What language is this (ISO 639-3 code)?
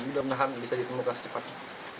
ind